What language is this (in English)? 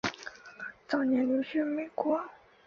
Chinese